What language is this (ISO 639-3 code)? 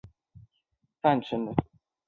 zho